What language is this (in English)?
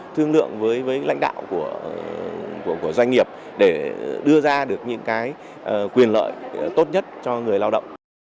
Vietnamese